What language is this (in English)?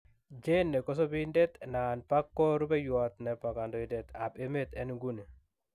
Kalenjin